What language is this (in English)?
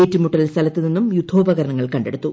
Malayalam